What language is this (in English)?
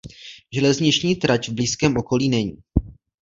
Czech